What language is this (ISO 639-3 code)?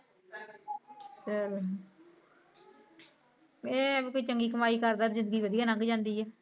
pan